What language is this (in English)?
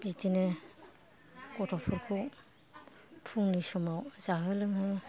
Bodo